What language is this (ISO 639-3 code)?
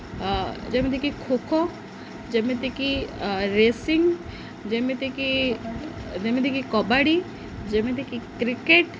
ori